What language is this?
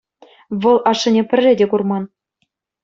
Chuvash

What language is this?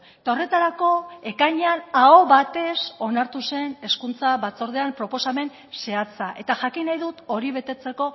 Basque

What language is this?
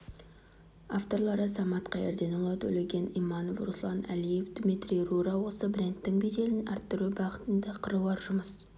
Kazakh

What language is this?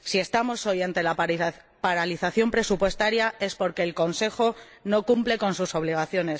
Spanish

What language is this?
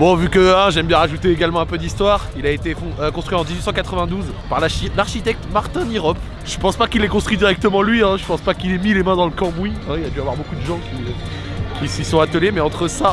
French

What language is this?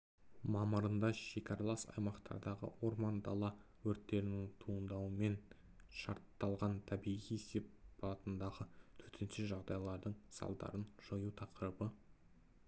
Kazakh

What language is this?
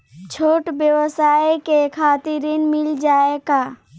Bhojpuri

